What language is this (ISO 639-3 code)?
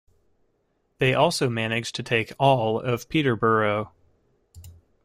eng